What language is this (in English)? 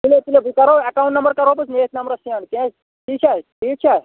Kashmiri